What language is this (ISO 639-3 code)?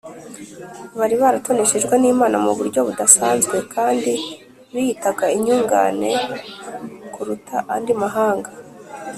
kin